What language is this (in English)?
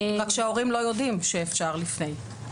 Hebrew